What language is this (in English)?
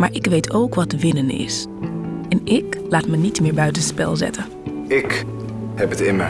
Dutch